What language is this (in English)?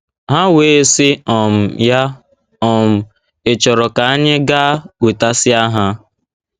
Igbo